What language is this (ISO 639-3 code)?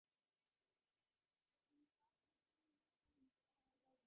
div